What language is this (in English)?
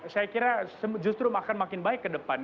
Indonesian